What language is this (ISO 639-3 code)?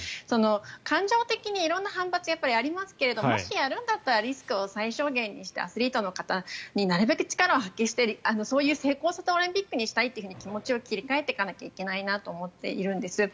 jpn